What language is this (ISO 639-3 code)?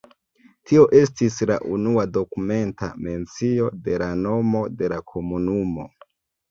epo